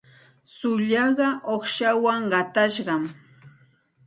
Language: Santa Ana de Tusi Pasco Quechua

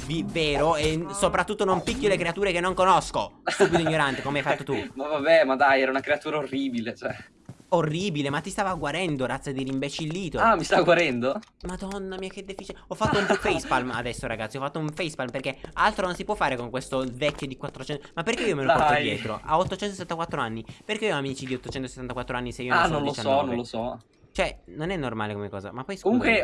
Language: Italian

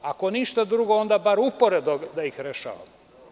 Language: Serbian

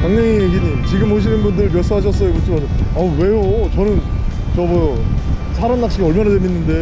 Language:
Korean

